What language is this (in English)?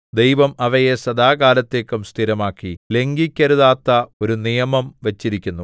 Malayalam